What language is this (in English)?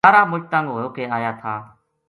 Gujari